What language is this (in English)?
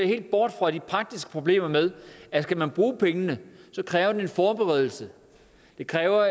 Danish